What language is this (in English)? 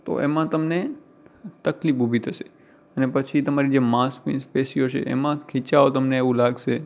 Gujarati